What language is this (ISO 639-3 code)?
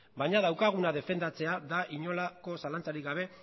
eus